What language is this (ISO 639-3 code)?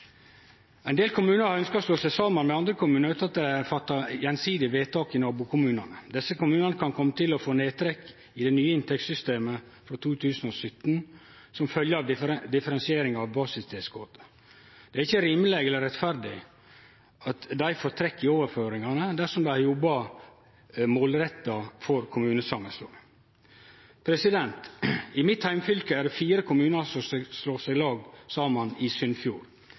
nno